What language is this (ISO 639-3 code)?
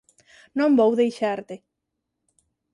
glg